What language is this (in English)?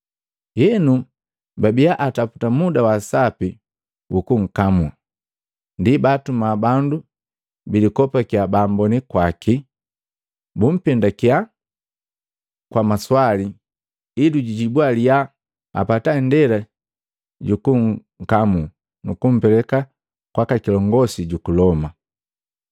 Matengo